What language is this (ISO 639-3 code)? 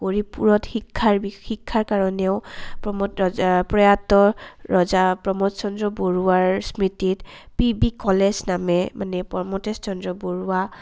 asm